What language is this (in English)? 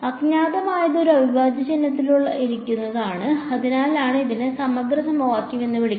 Malayalam